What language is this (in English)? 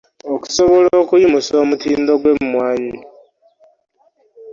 Ganda